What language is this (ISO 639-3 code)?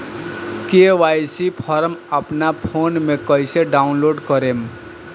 bho